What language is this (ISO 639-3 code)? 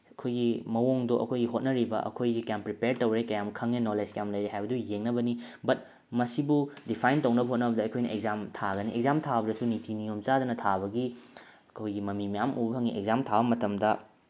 mni